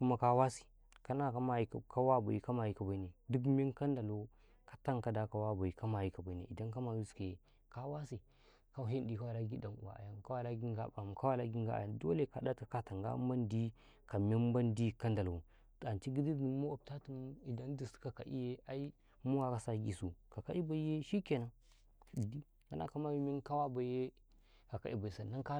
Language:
Karekare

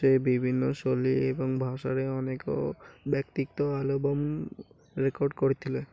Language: Odia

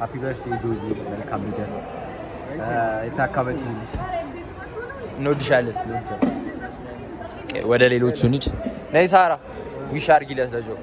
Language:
Arabic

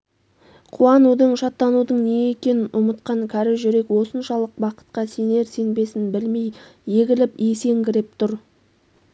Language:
Kazakh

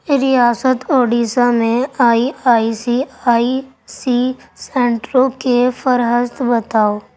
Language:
Urdu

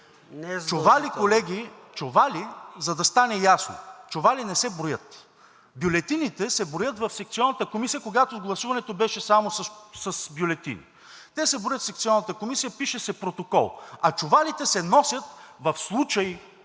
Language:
Bulgarian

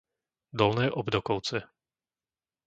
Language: Slovak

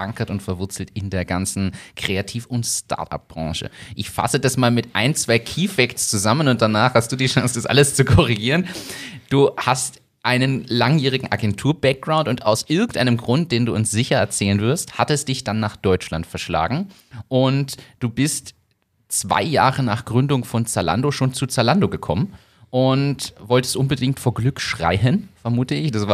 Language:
German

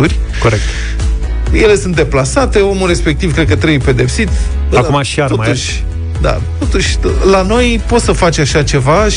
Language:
Romanian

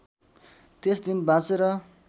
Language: Nepali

